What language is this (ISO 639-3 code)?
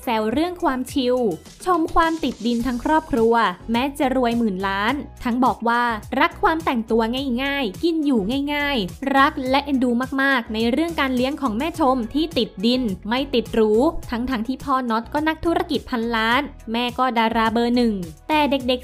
tha